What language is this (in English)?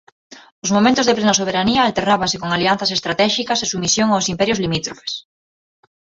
Galician